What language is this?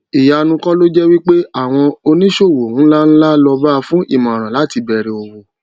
Yoruba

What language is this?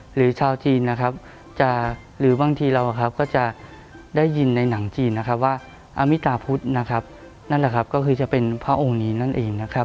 Thai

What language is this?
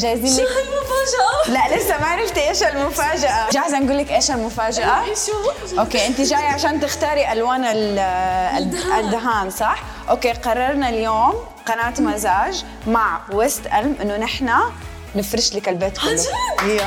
Arabic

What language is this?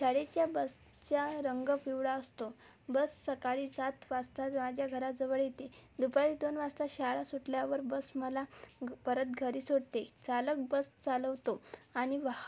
Marathi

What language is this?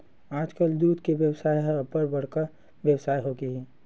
Chhattisgarhi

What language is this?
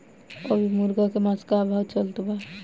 Bhojpuri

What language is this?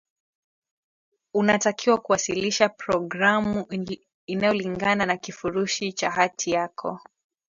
Swahili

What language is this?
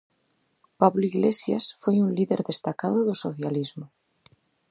Galician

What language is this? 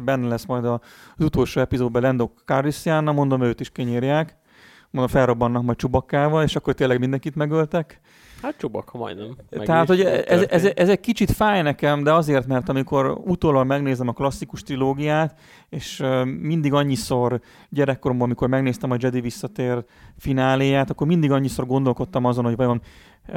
Hungarian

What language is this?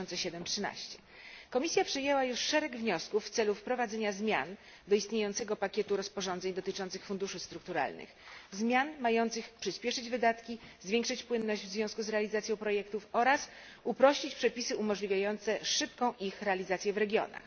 Polish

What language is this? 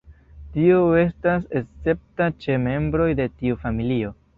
Esperanto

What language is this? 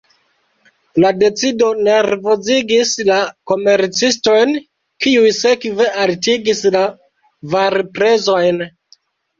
Esperanto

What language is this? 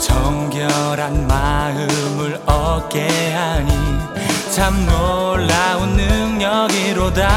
Korean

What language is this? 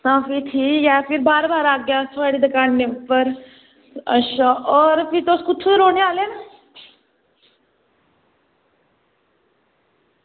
Dogri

